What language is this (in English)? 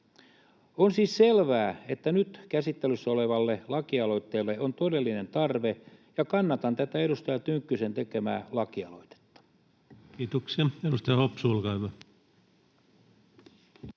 Finnish